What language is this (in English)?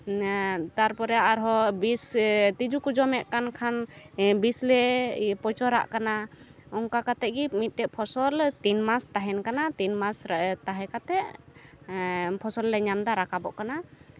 Santali